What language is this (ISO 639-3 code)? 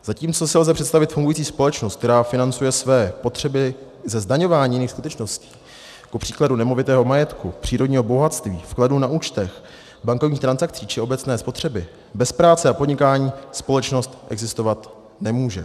ces